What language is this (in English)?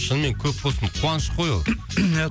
Kazakh